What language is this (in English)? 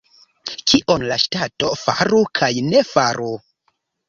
Esperanto